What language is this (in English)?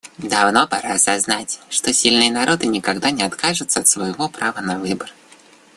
Russian